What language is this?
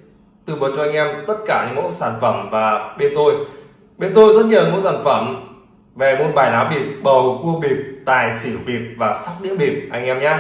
Vietnamese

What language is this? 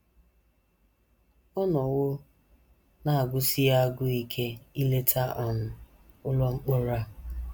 Igbo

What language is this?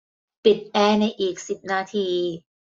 Thai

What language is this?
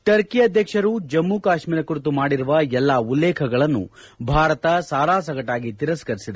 Kannada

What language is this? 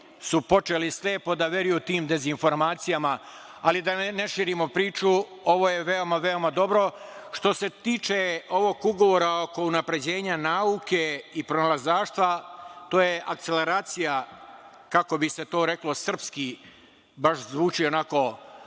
Serbian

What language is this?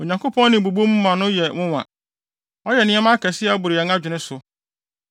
Akan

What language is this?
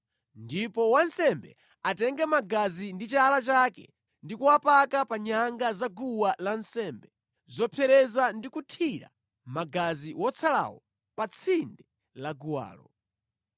Nyanja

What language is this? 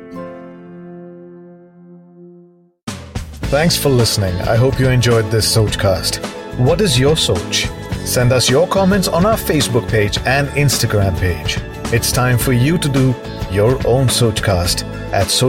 Telugu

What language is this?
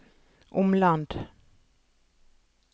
Norwegian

